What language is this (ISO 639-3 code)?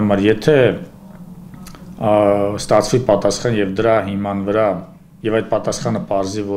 ron